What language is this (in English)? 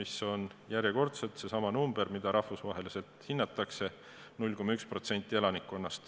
Estonian